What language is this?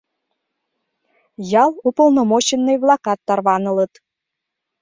Mari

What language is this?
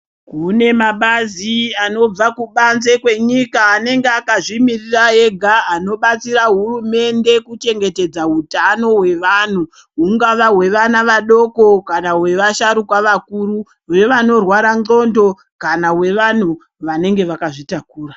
Ndau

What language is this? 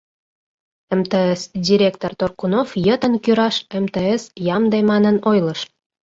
Mari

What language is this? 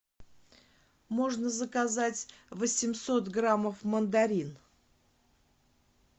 Russian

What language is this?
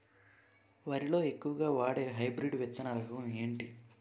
Telugu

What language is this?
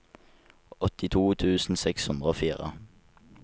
Norwegian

